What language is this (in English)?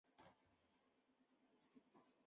Chinese